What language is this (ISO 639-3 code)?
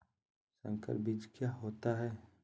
mag